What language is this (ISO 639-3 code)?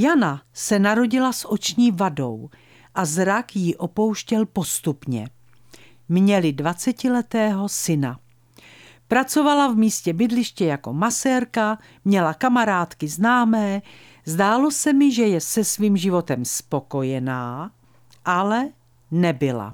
ces